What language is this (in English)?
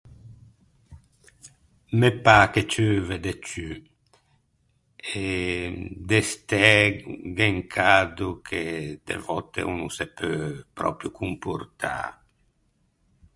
Ligurian